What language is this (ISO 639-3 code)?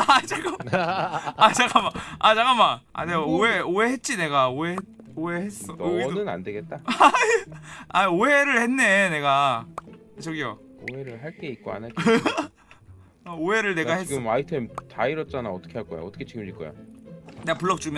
kor